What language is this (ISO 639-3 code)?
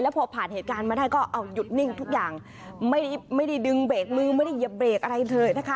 tha